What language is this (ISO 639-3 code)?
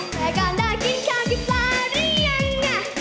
tha